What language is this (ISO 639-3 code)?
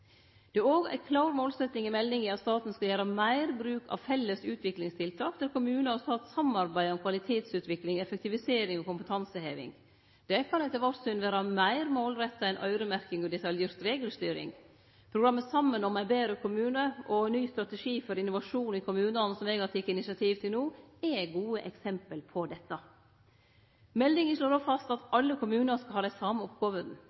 nno